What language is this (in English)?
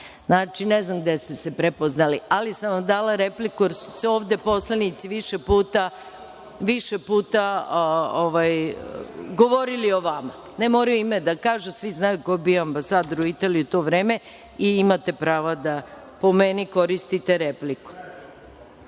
Serbian